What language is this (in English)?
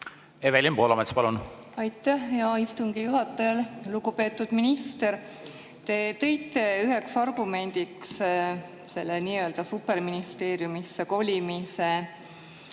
Estonian